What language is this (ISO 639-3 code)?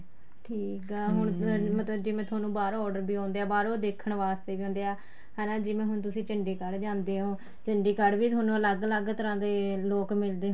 pan